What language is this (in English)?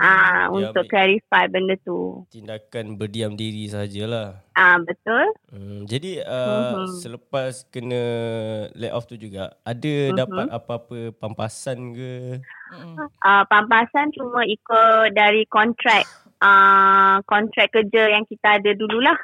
Malay